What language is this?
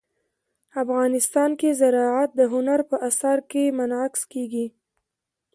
Pashto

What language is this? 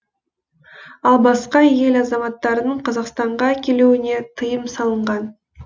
Kazakh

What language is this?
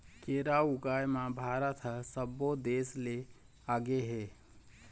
Chhattisgarhi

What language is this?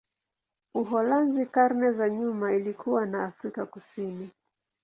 Swahili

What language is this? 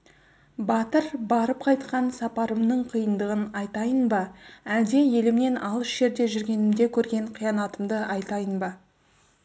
Kazakh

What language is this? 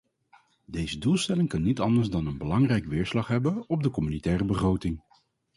Dutch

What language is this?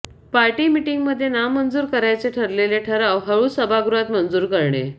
Marathi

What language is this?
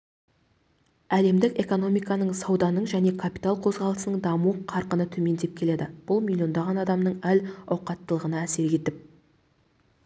Kazakh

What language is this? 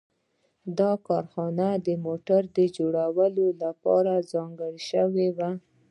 Pashto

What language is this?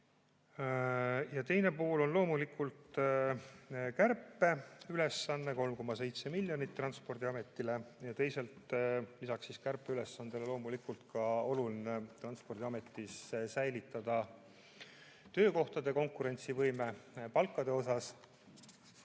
Estonian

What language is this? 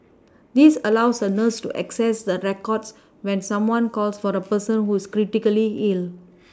English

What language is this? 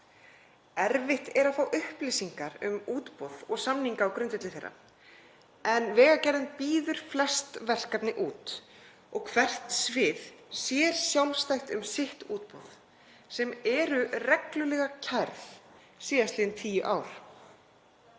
Icelandic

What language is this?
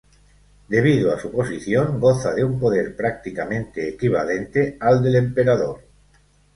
Spanish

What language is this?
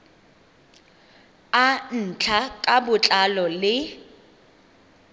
Tswana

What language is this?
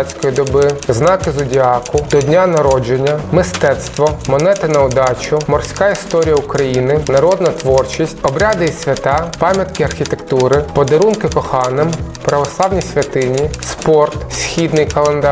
Ukrainian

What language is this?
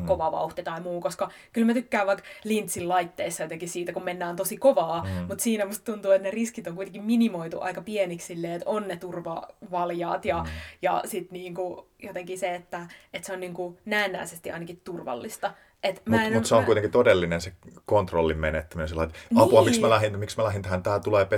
Finnish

